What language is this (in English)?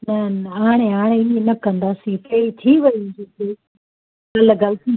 Sindhi